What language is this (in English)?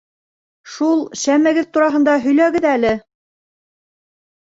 Bashkir